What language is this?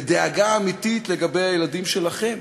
Hebrew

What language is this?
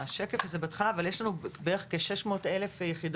Hebrew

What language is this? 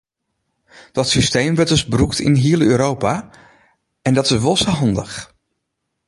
Western Frisian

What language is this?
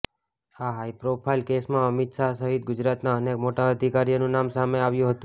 Gujarati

